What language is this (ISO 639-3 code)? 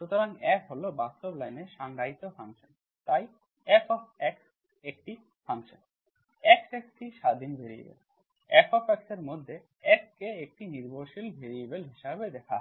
ben